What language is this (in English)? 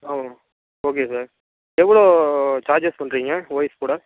Tamil